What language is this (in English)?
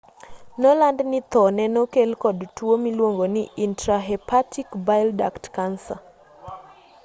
Luo (Kenya and Tanzania)